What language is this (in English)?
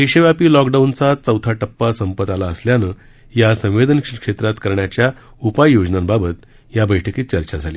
Marathi